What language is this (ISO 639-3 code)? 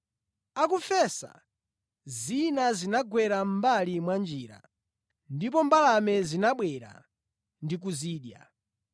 nya